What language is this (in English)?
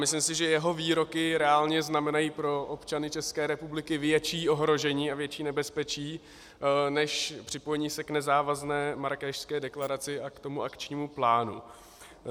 Czech